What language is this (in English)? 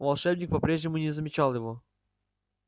Russian